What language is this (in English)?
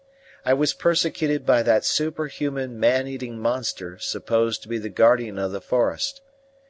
English